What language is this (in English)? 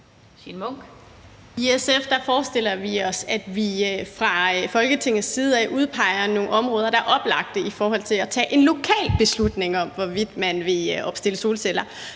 Danish